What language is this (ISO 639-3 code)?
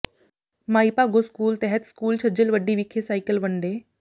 pan